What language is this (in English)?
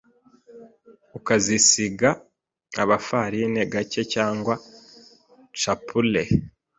Kinyarwanda